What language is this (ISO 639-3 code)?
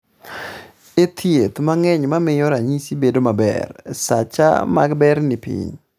luo